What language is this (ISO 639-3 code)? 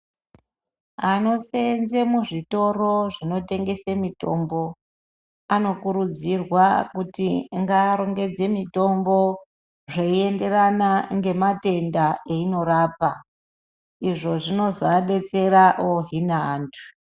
ndc